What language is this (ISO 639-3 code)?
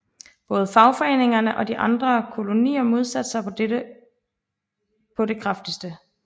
dan